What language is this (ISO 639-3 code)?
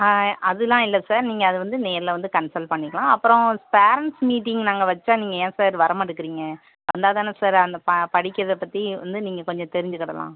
tam